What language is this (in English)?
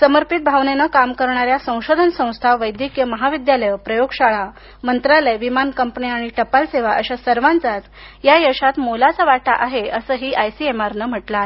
Marathi